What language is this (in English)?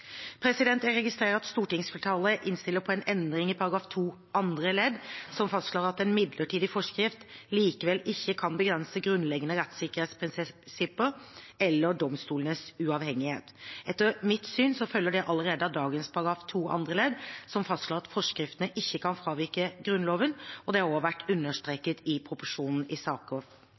Norwegian Bokmål